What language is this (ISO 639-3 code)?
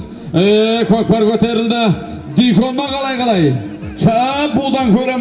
tur